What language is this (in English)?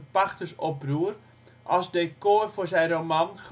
Dutch